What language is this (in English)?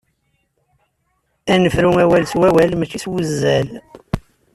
Kabyle